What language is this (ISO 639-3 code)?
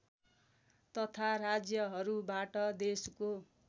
nep